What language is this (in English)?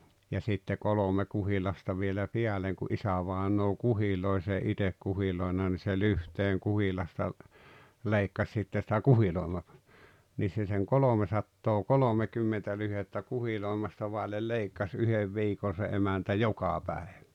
Finnish